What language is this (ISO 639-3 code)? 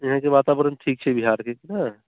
mai